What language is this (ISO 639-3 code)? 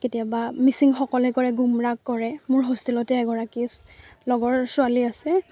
asm